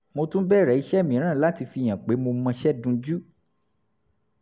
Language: Yoruba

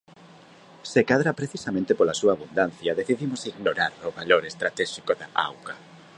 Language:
Galician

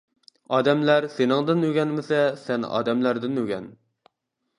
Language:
Uyghur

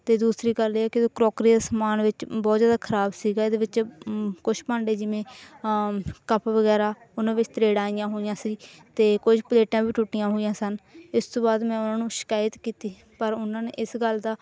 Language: Punjabi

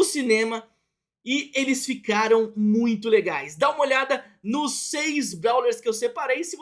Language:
Portuguese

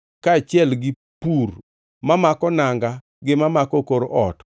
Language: Luo (Kenya and Tanzania)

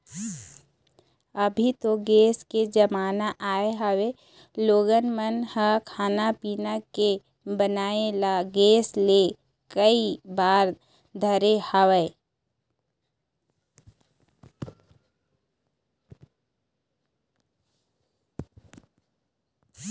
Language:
Chhattisgarhi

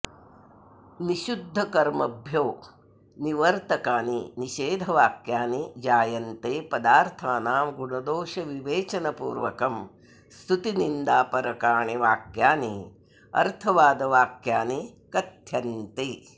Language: Sanskrit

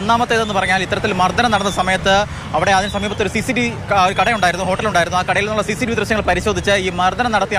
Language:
Arabic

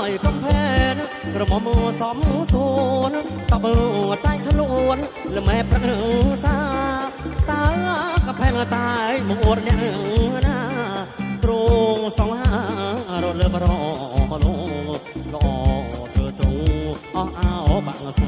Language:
Thai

